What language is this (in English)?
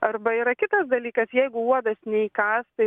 Lithuanian